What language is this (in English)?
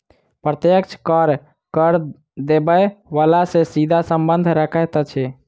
Maithili